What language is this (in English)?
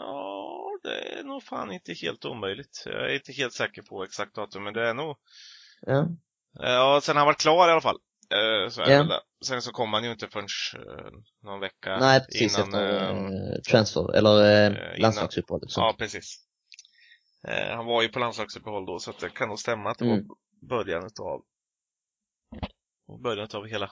Swedish